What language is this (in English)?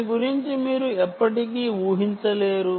Telugu